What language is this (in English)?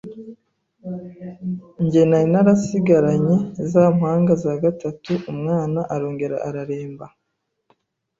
Kinyarwanda